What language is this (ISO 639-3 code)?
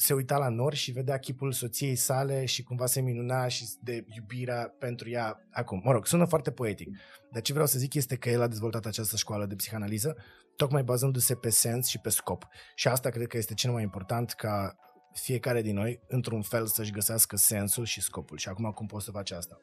ron